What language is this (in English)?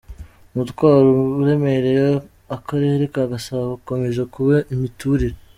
Kinyarwanda